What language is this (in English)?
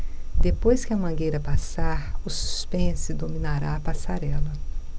Portuguese